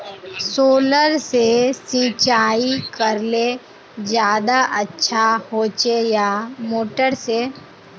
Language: Magahi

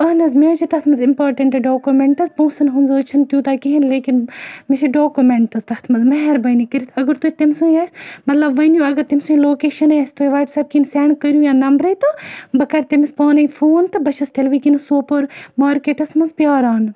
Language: Kashmiri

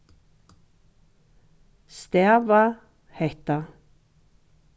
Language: Faroese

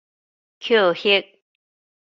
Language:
Min Nan Chinese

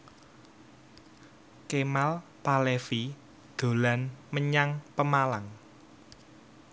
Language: Javanese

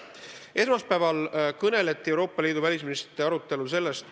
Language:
Estonian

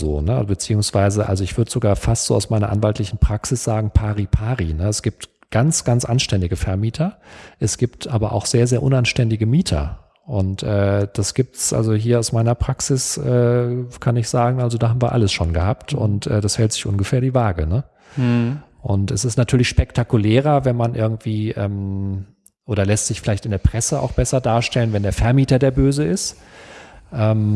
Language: German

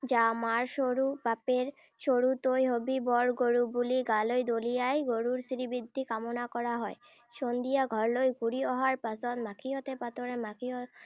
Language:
Assamese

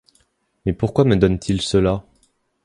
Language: French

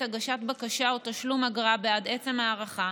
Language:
Hebrew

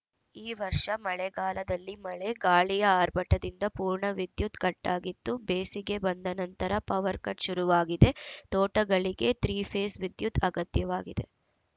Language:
Kannada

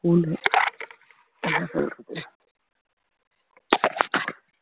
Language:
Tamil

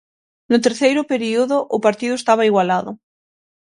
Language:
Galician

